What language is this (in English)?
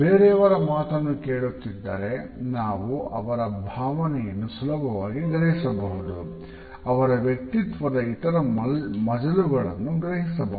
Kannada